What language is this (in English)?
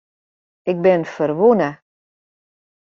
Western Frisian